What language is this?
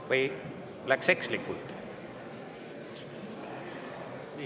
Estonian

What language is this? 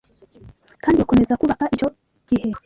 Kinyarwanda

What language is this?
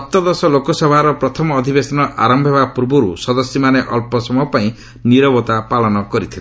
Odia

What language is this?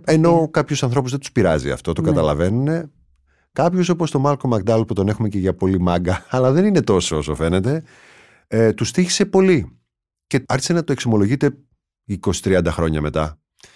Greek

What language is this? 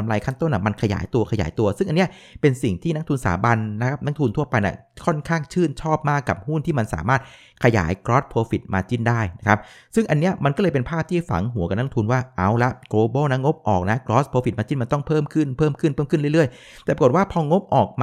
Thai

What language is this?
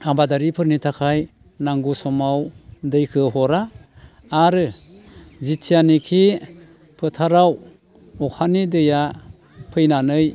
Bodo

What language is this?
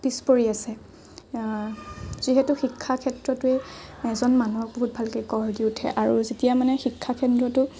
Assamese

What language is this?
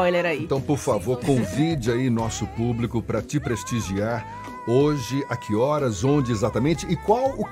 Portuguese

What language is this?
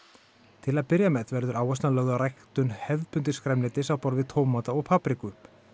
Icelandic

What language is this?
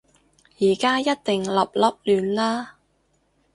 Cantonese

